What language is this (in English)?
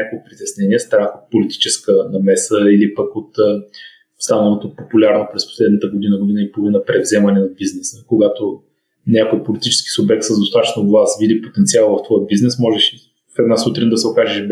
Bulgarian